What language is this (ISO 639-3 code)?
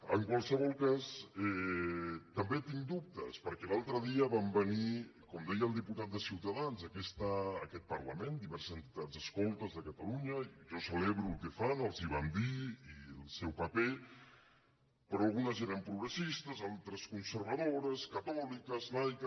cat